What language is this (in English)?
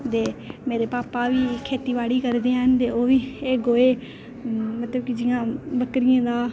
Dogri